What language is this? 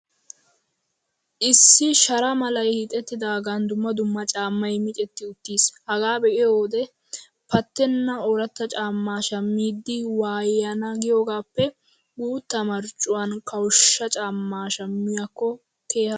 Wolaytta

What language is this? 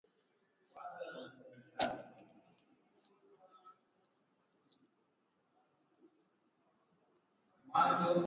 Swahili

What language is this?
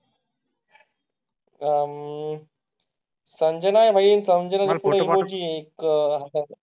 Marathi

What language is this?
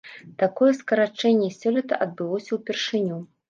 Belarusian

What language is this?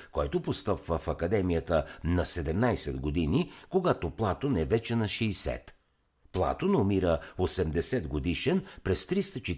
Bulgarian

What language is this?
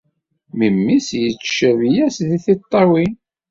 Kabyle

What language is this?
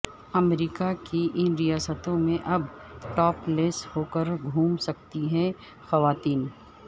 Urdu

